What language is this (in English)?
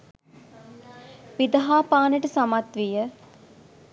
Sinhala